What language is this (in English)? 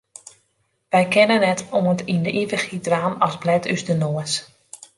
Western Frisian